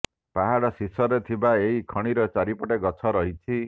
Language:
Odia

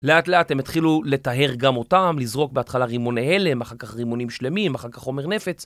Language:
Hebrew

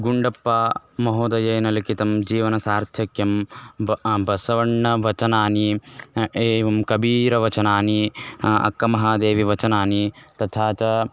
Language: Sanskrit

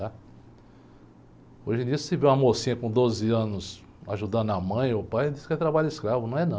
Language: Portuguese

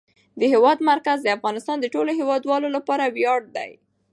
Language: Pashto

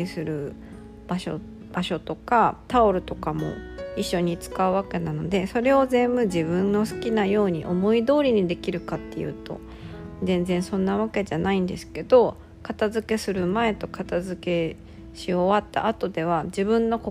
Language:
Japanese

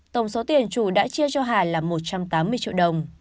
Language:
Vietnamese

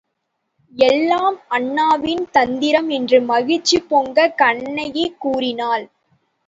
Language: Tamil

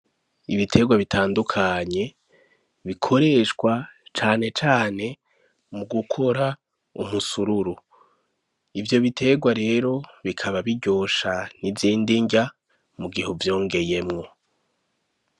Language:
Rundi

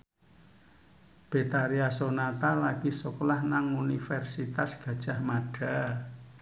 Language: Javanese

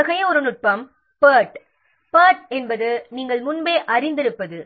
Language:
Tamil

